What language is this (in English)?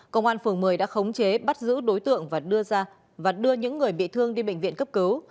Vietnamese